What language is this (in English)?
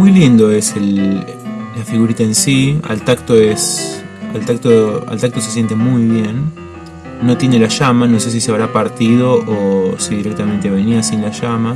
Spanish